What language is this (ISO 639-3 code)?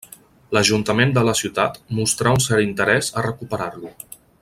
cat